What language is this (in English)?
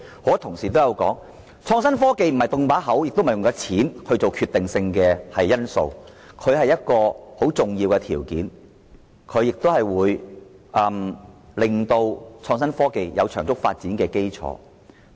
Cantonese